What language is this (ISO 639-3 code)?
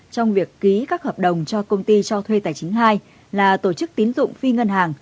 vie